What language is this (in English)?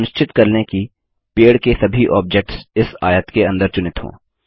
Hindi